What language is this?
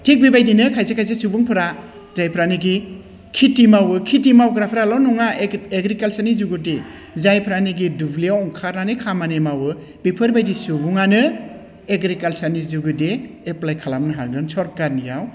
Bodo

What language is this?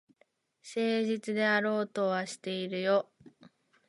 Japanese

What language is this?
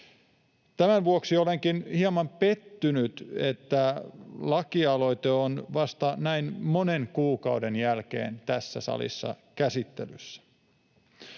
Finnish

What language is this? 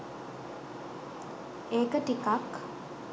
Sinhala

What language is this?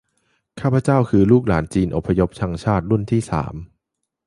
Thai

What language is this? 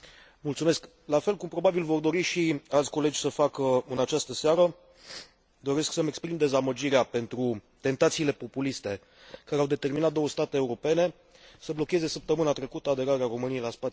Romanian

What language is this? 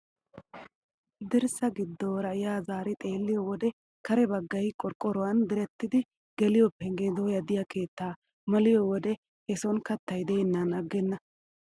Wolaytta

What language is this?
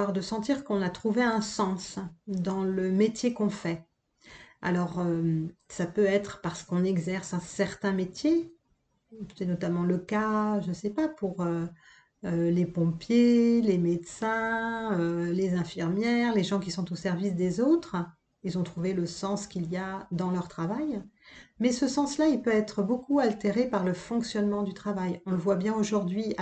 French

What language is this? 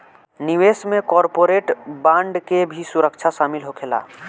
Bhojpuri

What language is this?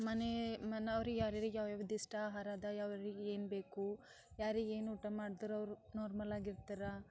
Kannada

